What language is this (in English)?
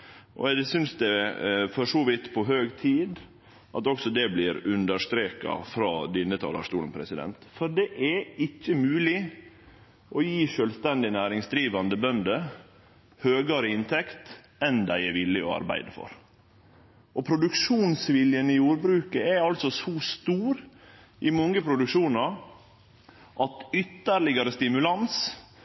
Norwegian Nynorsk